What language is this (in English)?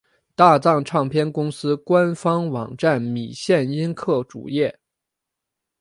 Chinese